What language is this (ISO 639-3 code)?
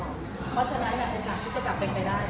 tha